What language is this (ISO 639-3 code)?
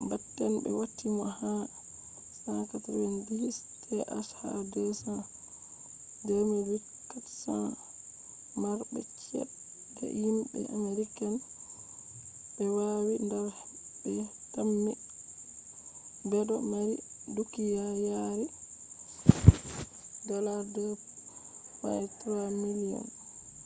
ful